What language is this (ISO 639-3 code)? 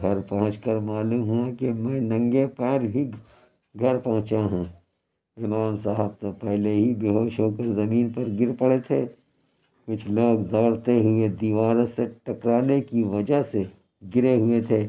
urd